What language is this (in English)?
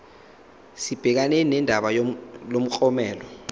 Zulu